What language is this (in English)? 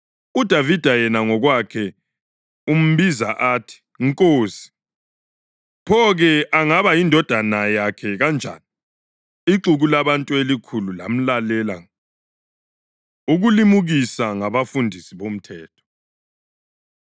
North Ndebele